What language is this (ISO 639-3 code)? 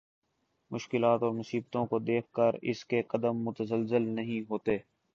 urd